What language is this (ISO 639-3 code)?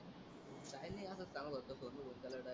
mar